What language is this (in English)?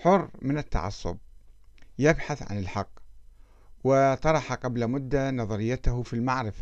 Arabic